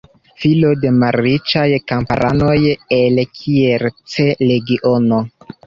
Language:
Esperanto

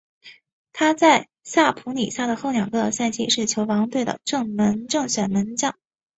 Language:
Chinese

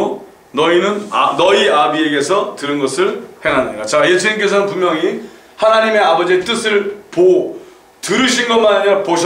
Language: Korean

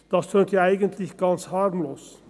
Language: Swiss German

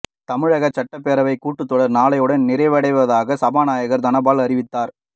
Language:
Tamil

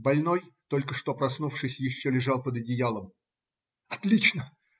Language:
Russian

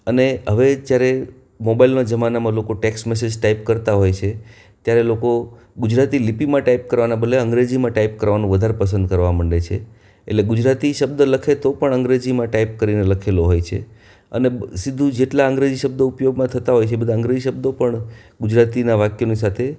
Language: Gujarati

